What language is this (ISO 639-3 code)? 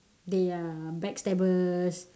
eng